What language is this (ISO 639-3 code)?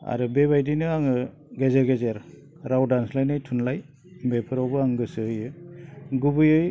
brx